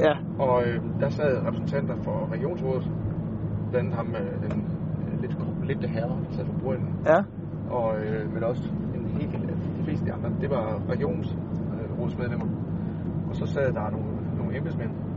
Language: Danish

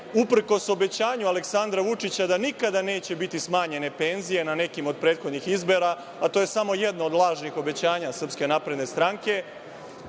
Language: Serbian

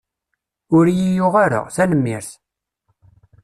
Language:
Kabyle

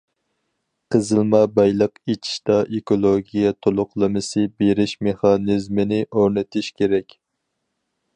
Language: Uyghur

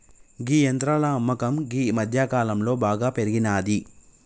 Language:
Telugu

